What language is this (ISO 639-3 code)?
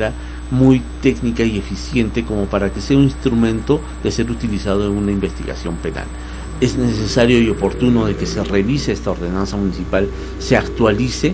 spa